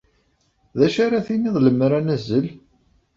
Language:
Kabyle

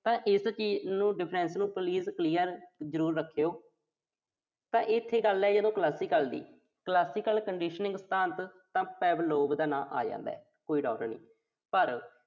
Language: Punjabi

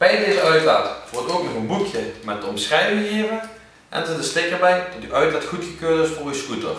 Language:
Dutch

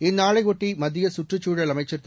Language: Tamil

